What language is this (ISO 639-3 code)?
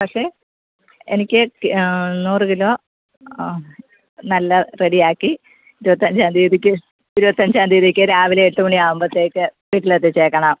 mal